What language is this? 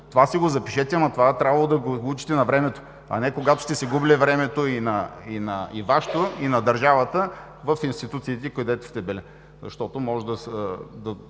Bulgarian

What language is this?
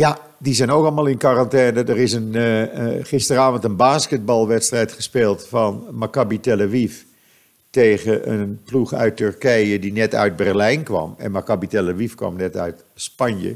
Dutch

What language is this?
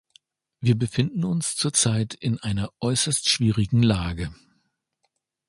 German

